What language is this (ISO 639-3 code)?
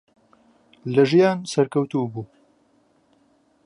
ckb